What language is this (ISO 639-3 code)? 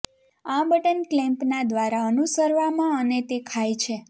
guj